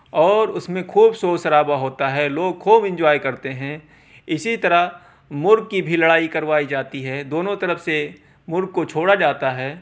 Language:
Urdu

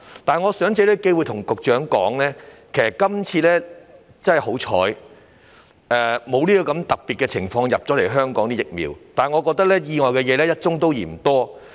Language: Cantonese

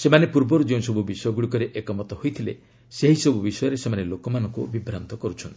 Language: Odia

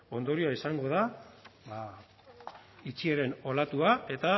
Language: Basque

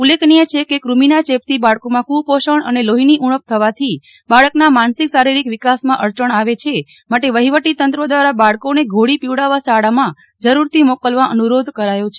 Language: Gujarati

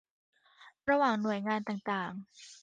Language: Thai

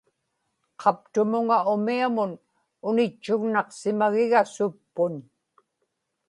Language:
Inupiaq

